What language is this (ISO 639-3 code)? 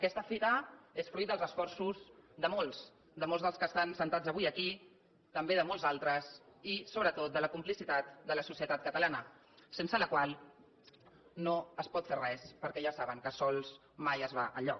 cat